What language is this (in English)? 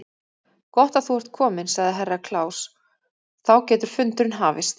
Icelandic